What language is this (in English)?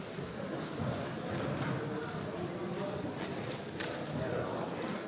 Slovenian